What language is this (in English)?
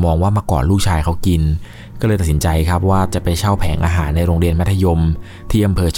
Thai